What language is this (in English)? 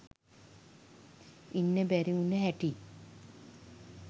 Sinhala